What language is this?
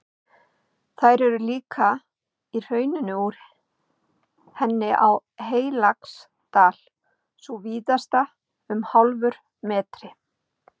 Icelandic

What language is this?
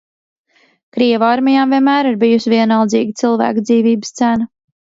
Latvian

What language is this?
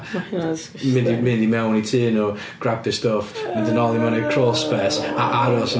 Welsh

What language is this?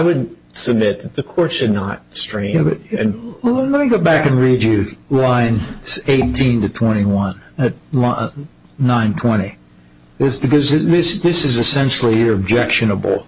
English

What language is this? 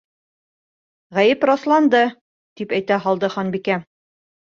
Bashkir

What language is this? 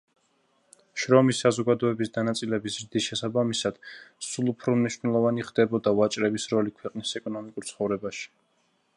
Georgian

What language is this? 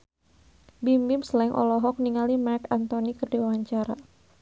Sundanese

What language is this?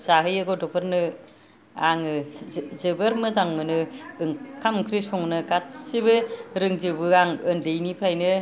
Bodo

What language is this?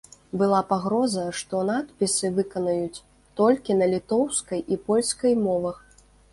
Belarusian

